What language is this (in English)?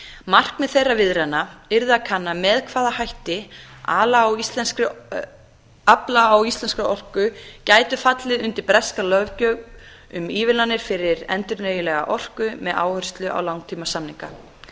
Icelandic